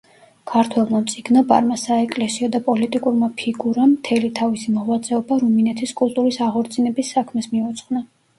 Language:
Georgian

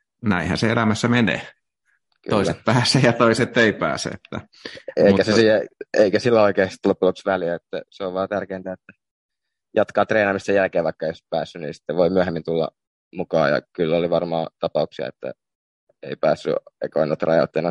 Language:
Finnish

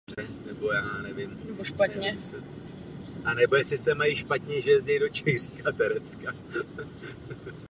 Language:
Czech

